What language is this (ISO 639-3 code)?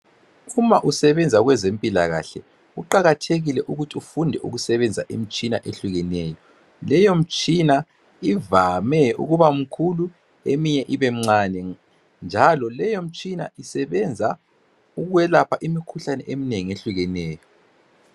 nde